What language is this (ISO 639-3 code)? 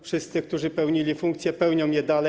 pol